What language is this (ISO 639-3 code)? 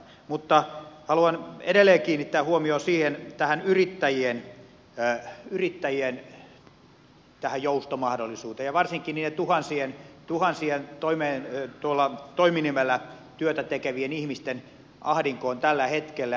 fin